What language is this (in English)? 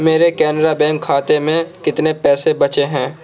Urdu